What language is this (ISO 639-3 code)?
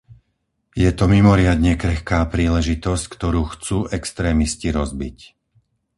slk